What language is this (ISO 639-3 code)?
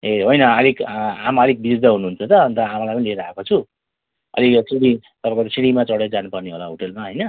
nep